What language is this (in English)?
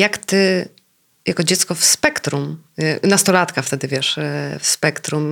Polish